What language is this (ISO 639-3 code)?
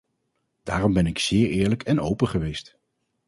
nld